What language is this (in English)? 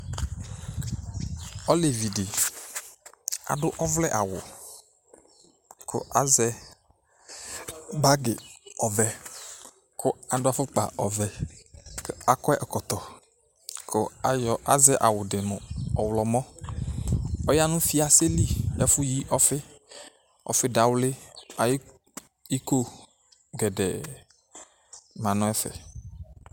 Ikposo